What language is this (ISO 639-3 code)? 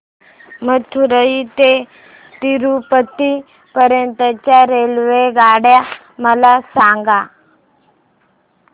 mar